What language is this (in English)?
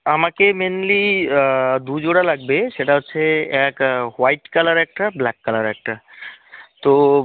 Bangla